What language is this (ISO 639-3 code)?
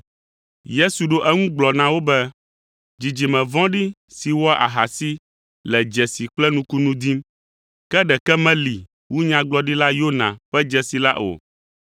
ewe